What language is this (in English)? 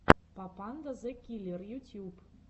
Russian